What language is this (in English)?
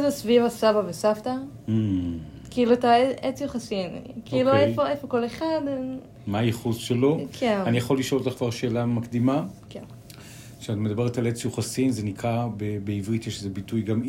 Hebrew